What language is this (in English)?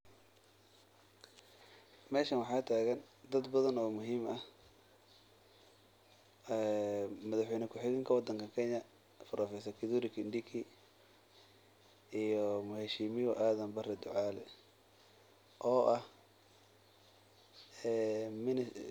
Somali